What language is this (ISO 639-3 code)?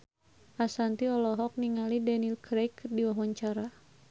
sun